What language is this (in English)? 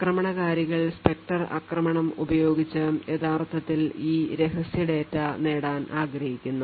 Malayalam